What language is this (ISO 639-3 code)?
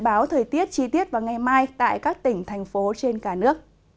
vie